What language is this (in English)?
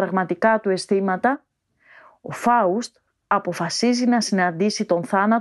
Greek